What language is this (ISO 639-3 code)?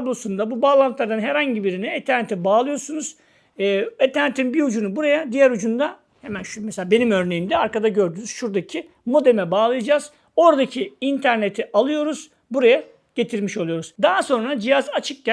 tur